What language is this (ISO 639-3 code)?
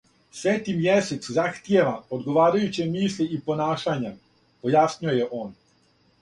srp